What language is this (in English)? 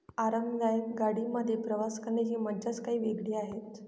Marathi